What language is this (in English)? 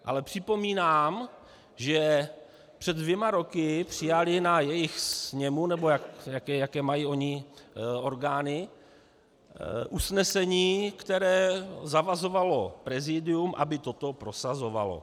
Czech